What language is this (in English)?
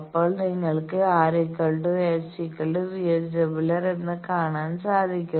Malayalam